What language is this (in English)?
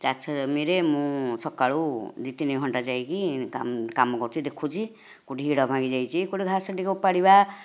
Odia